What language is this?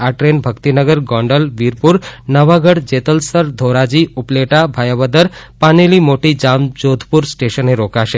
Gujarati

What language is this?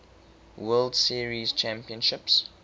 English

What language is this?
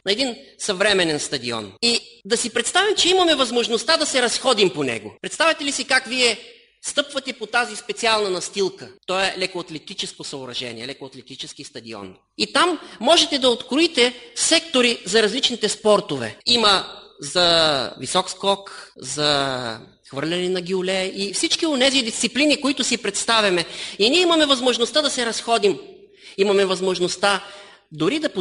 Bulgarian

